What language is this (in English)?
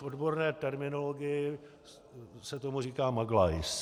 Czech